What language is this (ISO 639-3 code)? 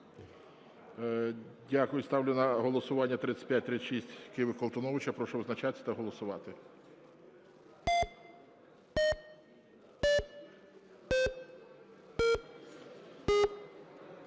ukr